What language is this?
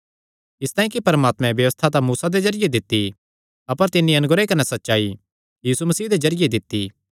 Kangri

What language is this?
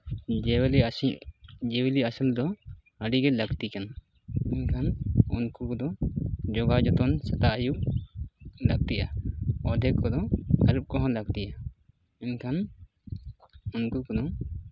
Santali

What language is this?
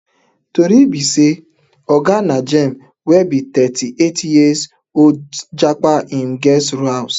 Nigerian Pidgin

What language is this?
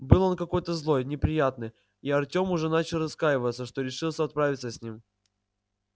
Russian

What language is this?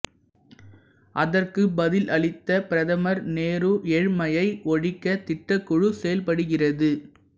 Tamil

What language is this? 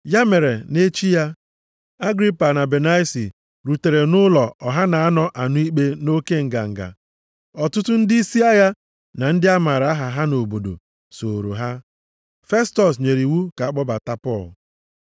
Igbo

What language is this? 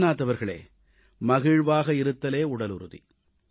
Tamil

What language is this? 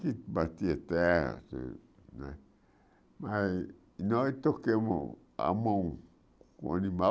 Portuguese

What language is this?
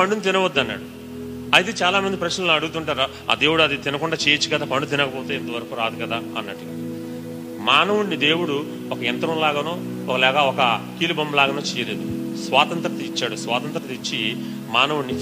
Telugu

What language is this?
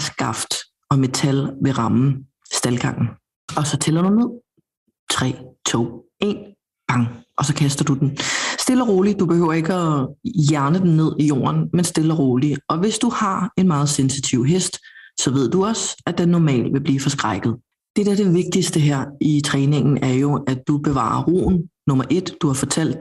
Danish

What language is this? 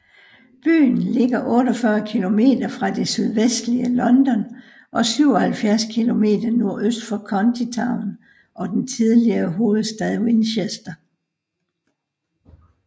Danish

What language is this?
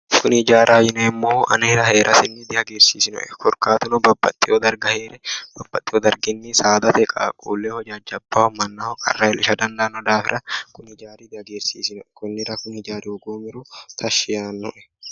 Sidamo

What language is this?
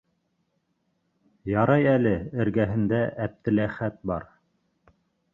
Bashkir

